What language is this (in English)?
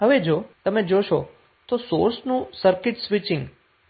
Gujarati